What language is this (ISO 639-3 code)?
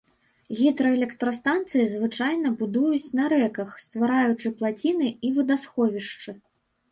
bel